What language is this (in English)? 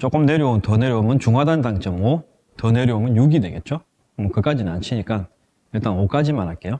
Korean